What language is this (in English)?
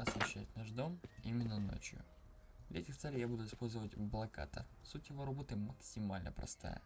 Russian